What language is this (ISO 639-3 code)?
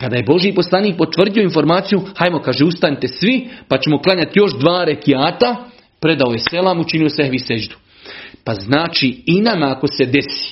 hrv